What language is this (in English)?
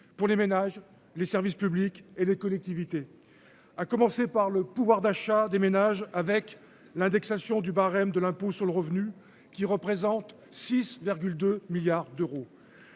French